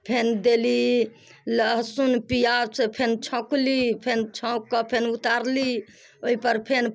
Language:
Maithili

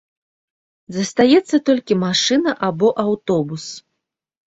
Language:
Belarusian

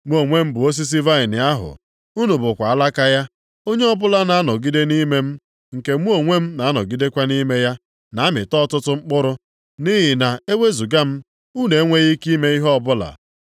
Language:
Igbo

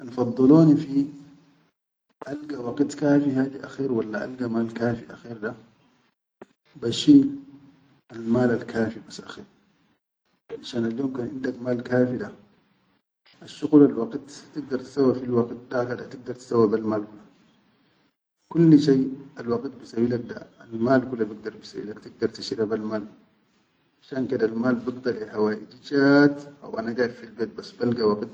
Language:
Chadian Arabic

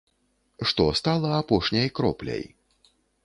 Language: Belarusian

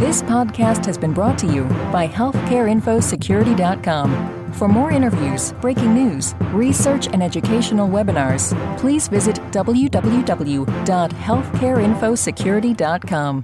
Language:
English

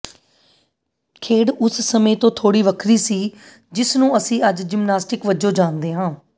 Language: Punjabi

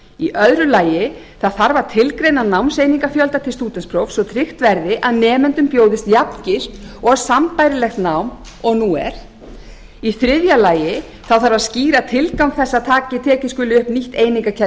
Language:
Icelandic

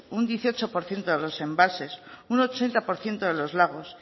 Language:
Spanish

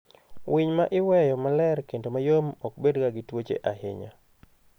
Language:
Luo (Kenya and Tanzania)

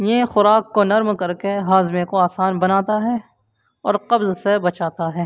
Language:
Urdu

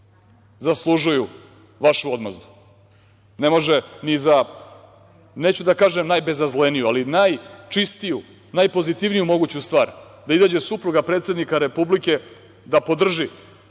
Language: Serbian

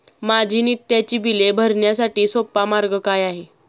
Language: Marathi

